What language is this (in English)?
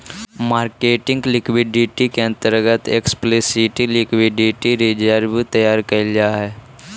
Magahi